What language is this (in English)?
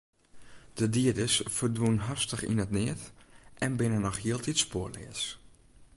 Western Frisian